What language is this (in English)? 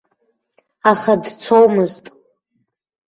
Abkhazian